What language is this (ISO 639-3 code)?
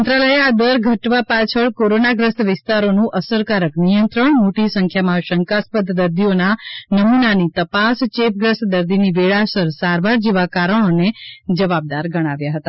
guj